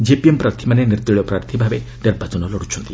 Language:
Odia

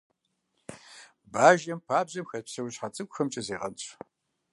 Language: Kabardian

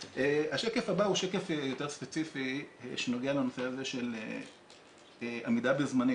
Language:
Hebrew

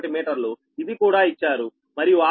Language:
Telugu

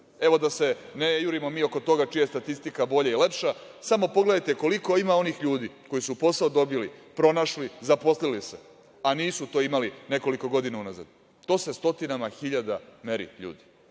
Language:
Serbian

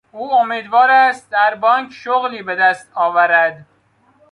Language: Persian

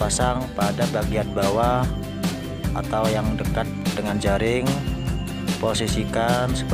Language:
Indonesian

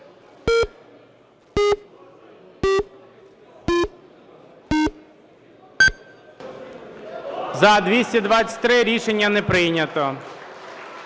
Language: Ukrainian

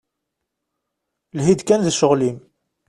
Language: Kabyle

